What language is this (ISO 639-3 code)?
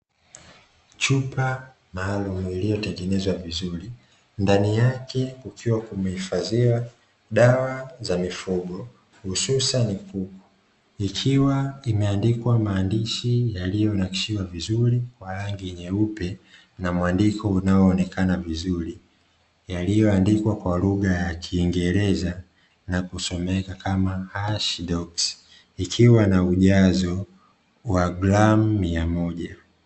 swa